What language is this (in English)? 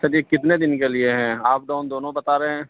Urdu